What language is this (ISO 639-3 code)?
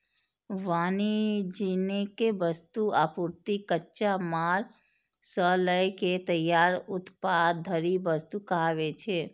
mai